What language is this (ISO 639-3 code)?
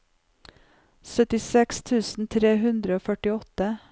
nor